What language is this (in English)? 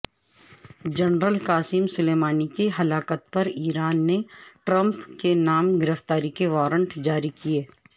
Urdu